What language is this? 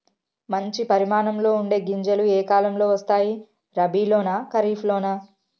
Telugu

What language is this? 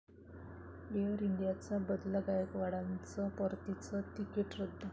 Marathi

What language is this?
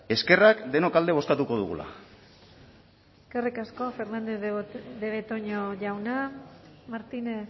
Basque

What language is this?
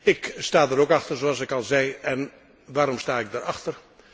Dutch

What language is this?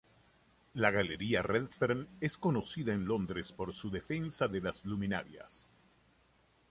Spanish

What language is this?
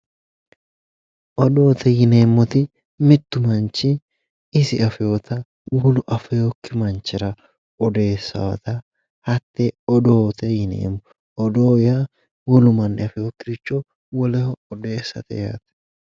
Sidamo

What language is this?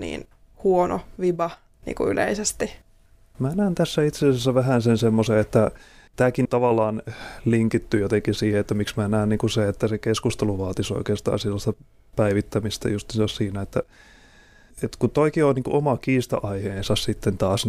Finnish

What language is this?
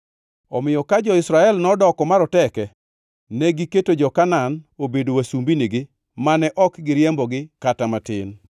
Luo (Kenya and Tanzania)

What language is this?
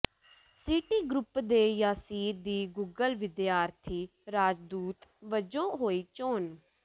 Punjabi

